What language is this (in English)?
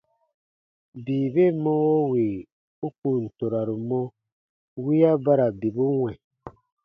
Baatonum